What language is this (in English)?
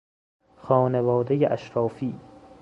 Persian